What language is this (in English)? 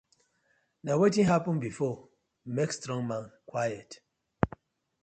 Nigerian Pidgin